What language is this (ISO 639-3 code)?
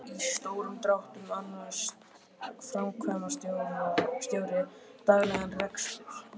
isl